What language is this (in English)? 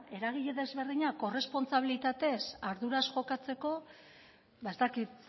Basque